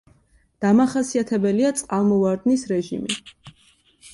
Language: Georgian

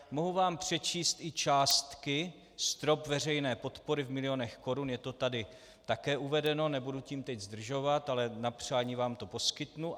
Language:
Czech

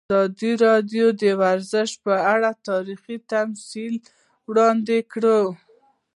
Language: Pashto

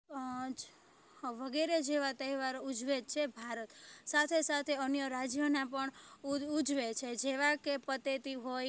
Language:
Gujarati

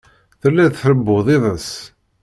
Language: Kabyle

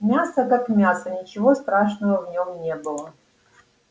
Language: Russian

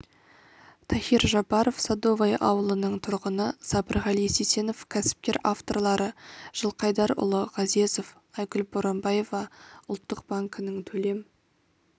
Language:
Kazakh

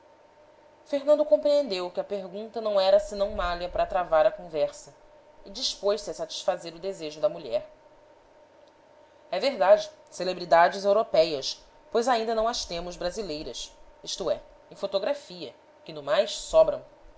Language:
Portuguese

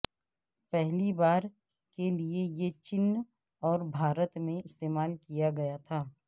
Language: Urdu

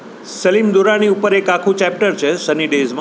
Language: Gujarati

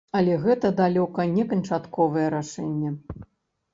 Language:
Belarusian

